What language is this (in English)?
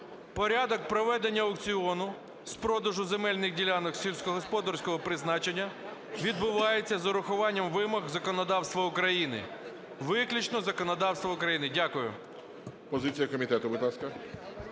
Ukrainian